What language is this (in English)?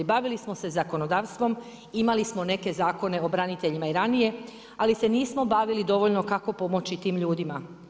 Croatian